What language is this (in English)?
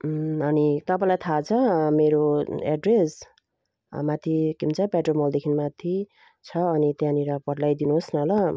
Nepali